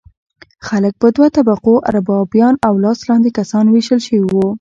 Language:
Pashto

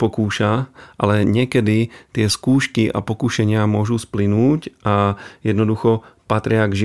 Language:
Slovak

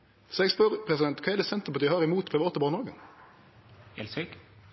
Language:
Norwegian Nynorsk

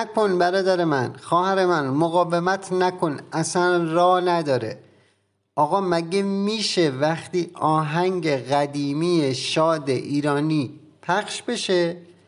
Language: Persian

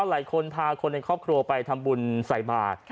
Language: Thai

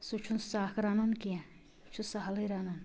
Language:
Kashmiri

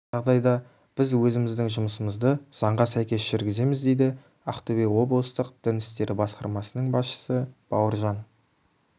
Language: Kazakh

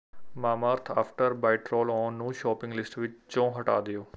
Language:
Punjabi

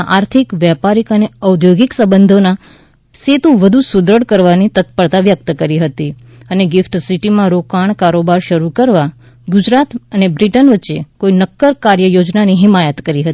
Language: Gujarati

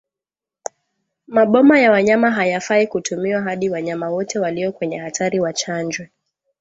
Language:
Swahili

